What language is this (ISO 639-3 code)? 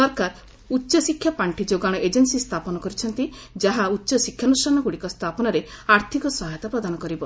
ori